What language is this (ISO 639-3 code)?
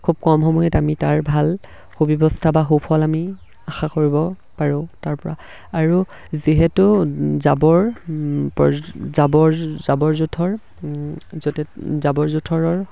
asm